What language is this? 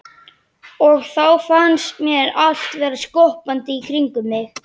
Icelandic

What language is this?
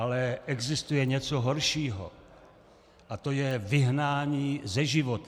Czech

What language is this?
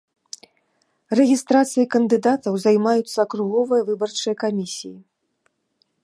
Belarusian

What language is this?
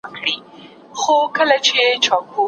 Pashto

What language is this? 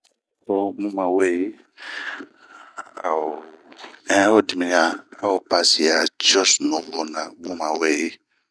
Bomu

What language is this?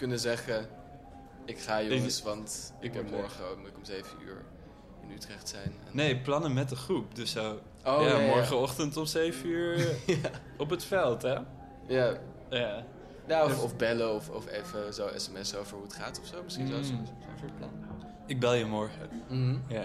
Dutch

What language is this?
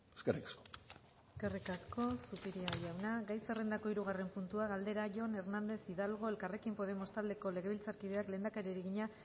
Basque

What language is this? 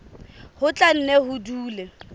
Southern Sotho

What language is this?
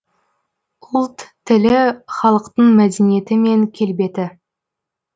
Kazakh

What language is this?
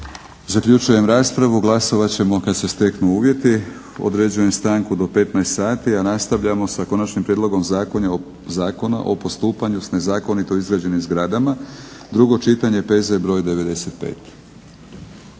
Croatian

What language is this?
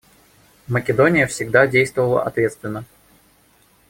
Russian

